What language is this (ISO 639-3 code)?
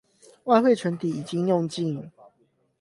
zho